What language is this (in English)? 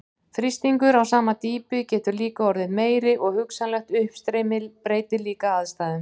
Icelandic